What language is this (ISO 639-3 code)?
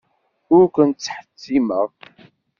kab